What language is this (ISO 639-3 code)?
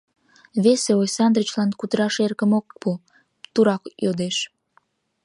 chm